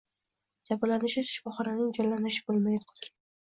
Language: Uzbek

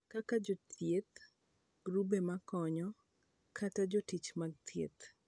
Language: Luo (Kenya and Tanzania)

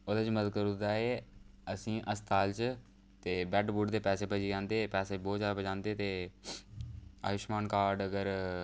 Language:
Dogri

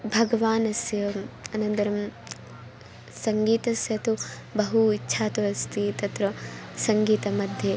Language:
Sanskrit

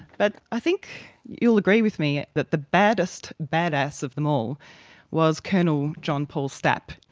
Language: English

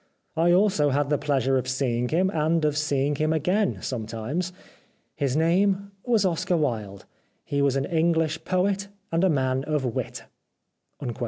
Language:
English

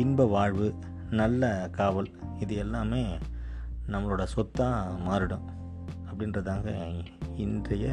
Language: Tamil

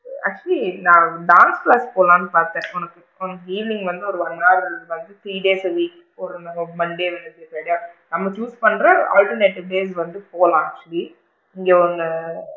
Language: Tamil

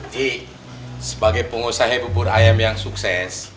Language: Indonesian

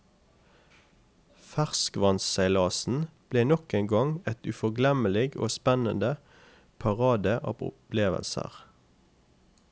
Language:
Norwegian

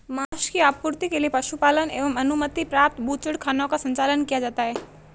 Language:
Hindi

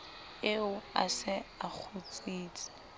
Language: Southern Sotho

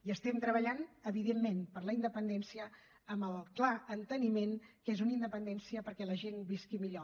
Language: Catalan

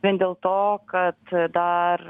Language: Lithuanian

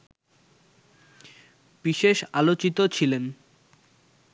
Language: Bangla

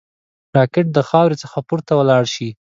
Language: Pashto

